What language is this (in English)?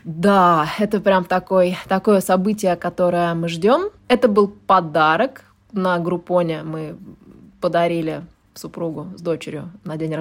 Russian